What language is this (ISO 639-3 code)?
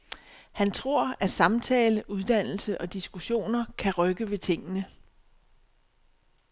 dan